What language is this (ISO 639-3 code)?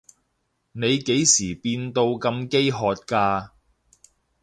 yue